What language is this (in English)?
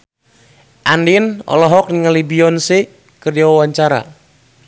Sundanese